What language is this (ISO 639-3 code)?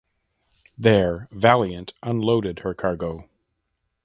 eng